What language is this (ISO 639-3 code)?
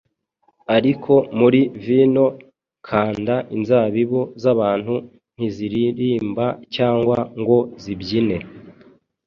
kin